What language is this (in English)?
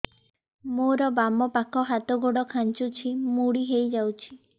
Odia